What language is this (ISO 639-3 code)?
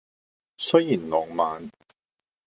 yue